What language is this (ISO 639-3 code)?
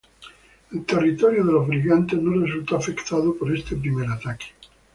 spa